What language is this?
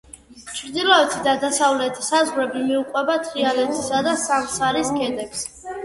Georgian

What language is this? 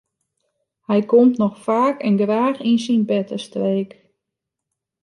Western Frisian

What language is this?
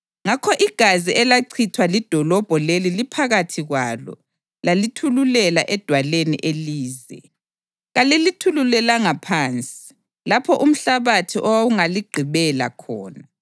North Ndebele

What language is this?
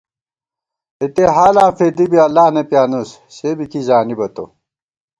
Gawar-Bati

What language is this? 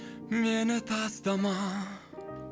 Kazakh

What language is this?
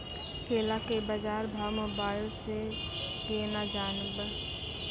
Maithili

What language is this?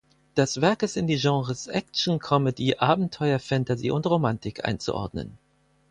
German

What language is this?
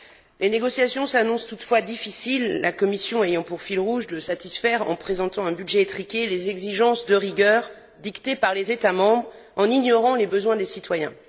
French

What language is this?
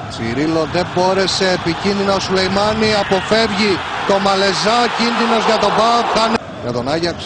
Greek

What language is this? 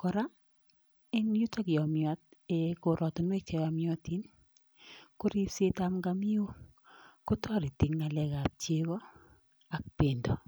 Kalenjin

